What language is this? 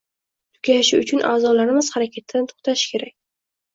Uzbek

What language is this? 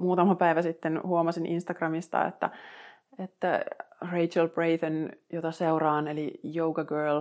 Finnish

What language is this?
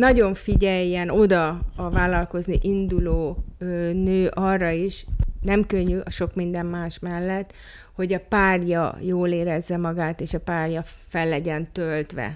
Hungarian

